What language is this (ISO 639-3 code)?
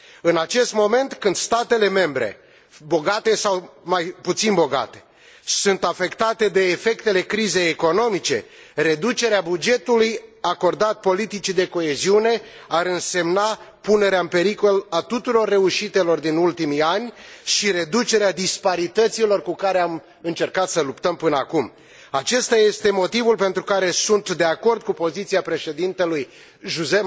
ron